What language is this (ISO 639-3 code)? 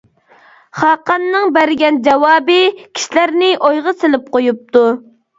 uig